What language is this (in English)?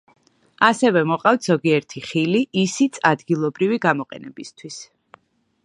Georgian